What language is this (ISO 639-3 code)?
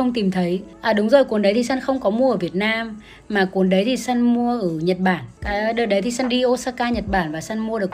vie